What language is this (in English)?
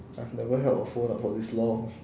English